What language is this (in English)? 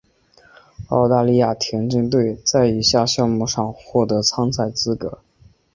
Chinese